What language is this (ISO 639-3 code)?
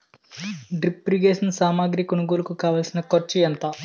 tel